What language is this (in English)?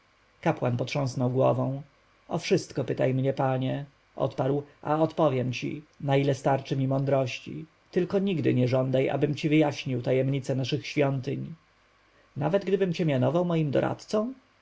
Polish